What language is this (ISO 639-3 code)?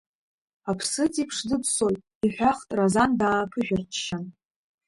abk